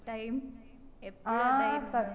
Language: Malayalam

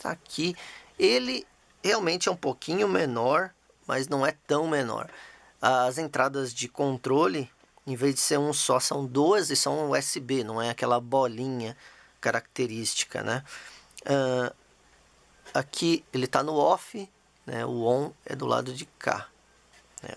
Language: Portuguese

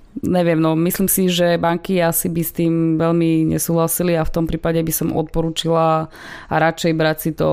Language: Slovak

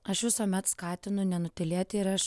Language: Lithuanian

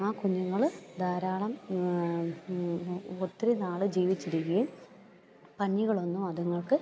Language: Malayalam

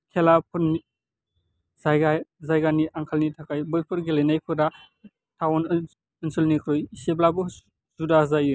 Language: Bodo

